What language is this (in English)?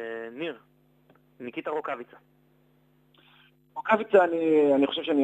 Hebrew